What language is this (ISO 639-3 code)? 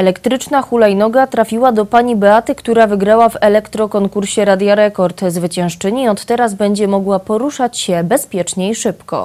pol